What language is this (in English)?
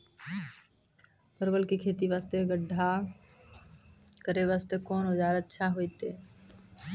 Maithili